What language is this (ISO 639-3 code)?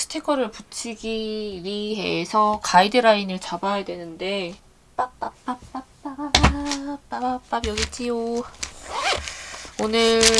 kor